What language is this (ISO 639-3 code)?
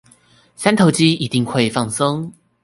zho